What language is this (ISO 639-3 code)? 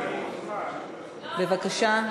heb